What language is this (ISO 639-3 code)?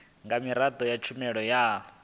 ven